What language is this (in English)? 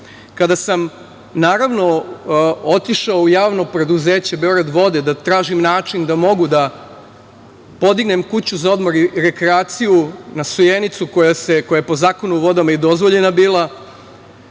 Serbian